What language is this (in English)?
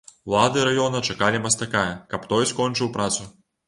Belarusian